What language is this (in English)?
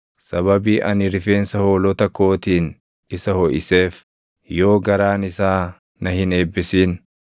Oromo